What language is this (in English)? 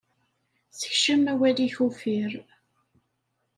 Kabyle